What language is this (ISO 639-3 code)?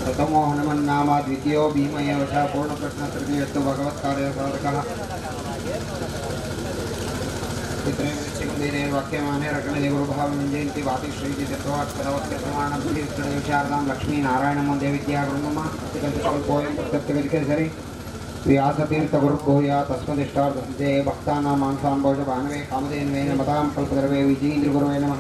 kan